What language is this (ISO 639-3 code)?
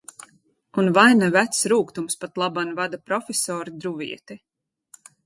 lav